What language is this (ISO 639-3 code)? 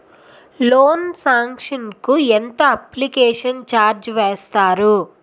tel